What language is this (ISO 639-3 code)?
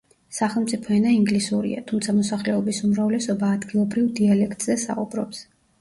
kat